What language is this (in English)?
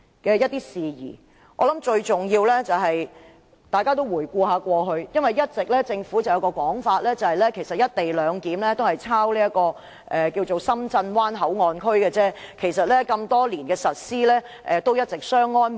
Cantonese